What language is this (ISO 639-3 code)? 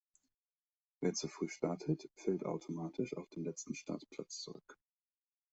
deu